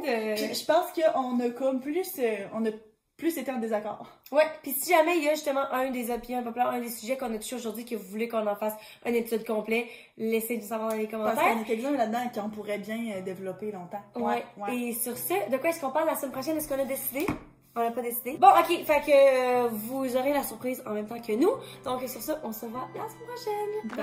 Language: French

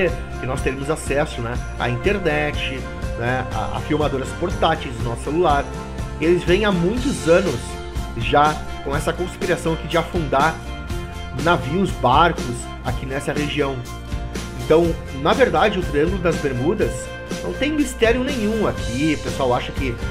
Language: Portuguese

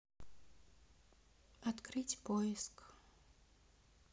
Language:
Russian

